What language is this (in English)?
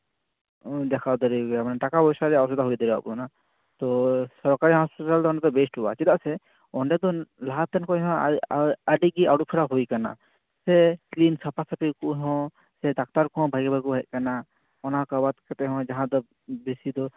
Santali